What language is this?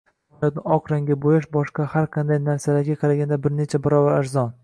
Uzbek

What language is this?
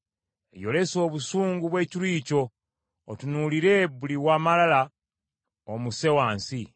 Ganda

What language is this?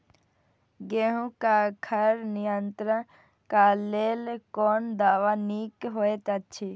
Maithili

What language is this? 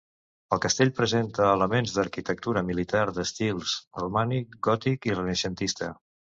Catalan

